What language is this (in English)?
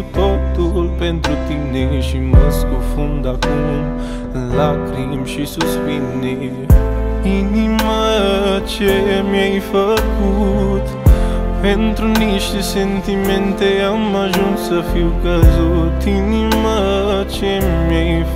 Romanian